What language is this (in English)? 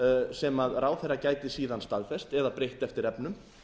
Icelandic